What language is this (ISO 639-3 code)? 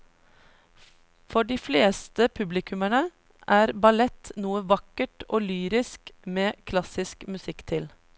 nor